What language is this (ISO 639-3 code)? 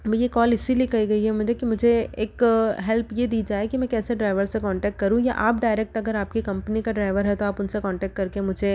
hin